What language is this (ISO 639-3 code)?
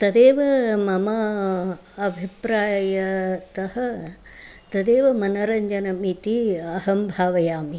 san